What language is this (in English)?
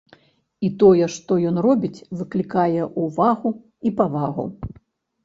Belarusian